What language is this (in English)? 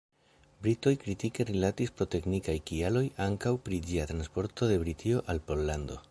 Esperanto